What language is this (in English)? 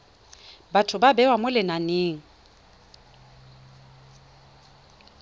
Tswana